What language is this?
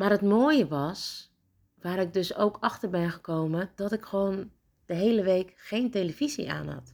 Dutch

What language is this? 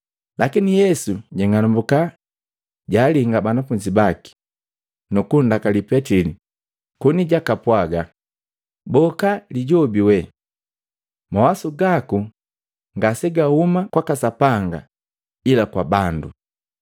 Matengo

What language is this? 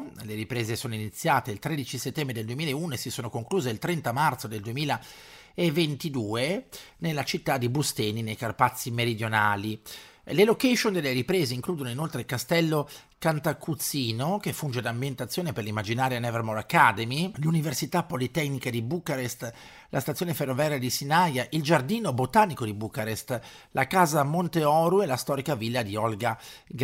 Italian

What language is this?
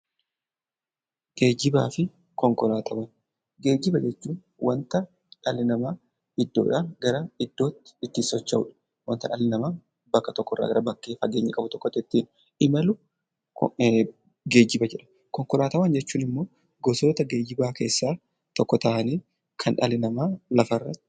Oromo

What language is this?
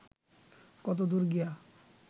Bangla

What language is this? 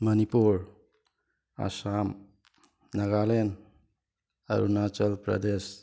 Manipuri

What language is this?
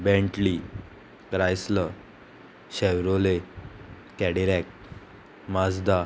Konkani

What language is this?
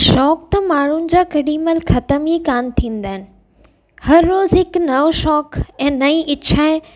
Sindhi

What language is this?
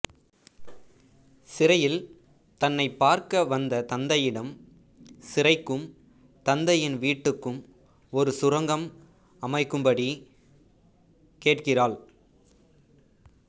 Tamil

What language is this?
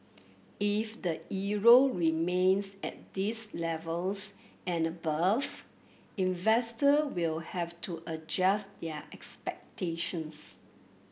English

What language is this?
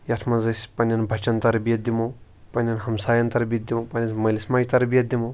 Kashmiri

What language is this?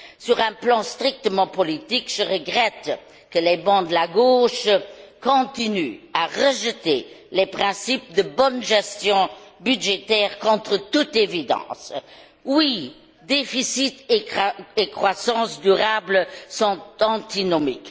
French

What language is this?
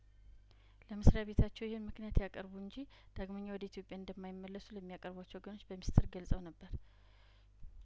Amharic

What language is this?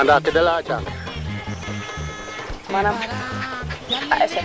Serer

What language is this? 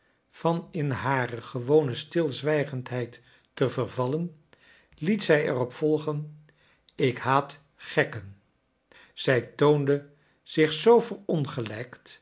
Dutch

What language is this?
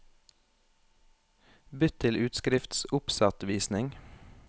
Norwegian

